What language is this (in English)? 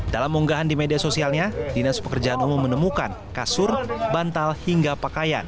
Indonesian